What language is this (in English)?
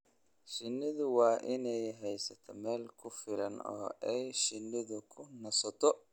Somali